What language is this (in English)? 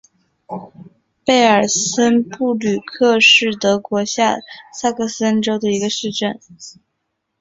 Chinese